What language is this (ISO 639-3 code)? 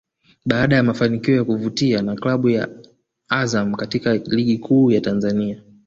swa